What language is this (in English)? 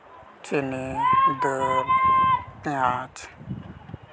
Santali